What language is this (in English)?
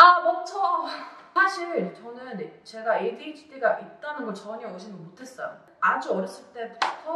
Korean